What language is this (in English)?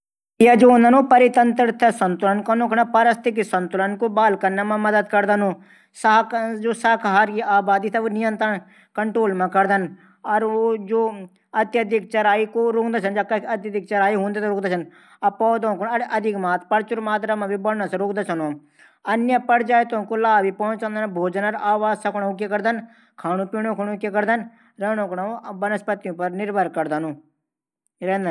Garhwali